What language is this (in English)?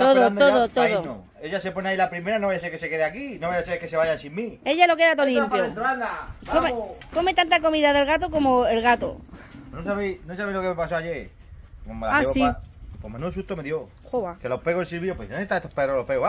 Spanish